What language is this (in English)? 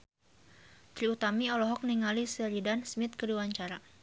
Sundanese